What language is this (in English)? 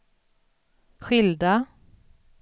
Swedish